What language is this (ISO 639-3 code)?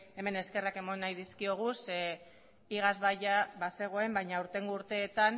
eus